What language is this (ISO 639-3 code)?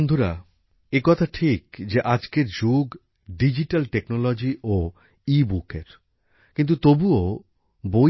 ben